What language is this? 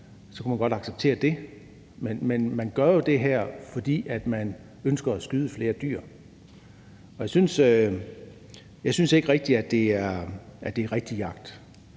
Danish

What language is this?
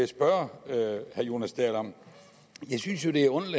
Danish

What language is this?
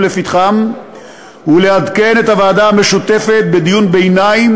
Hebrew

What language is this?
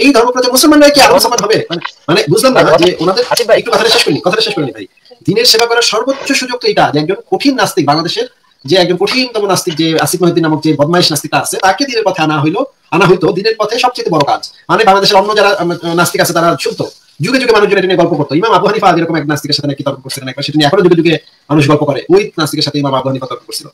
Indonesian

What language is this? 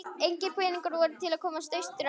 Icelandic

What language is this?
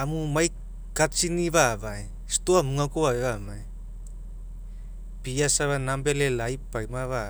Mekeo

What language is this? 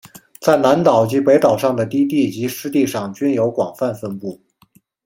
Chinese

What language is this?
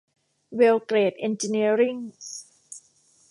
Thai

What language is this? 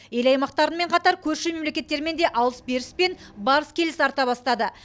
Kazakh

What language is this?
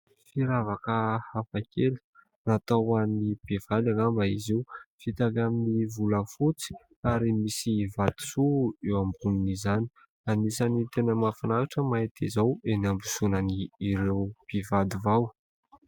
Malagasy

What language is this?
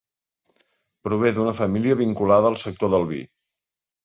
Catalan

